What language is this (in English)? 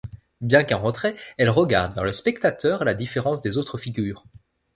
French